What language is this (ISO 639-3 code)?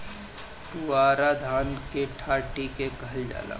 bho